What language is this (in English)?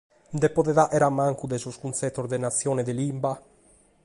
Sardinian